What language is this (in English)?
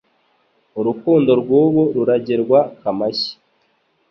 Kinyarwanda